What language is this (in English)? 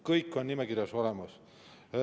Estonian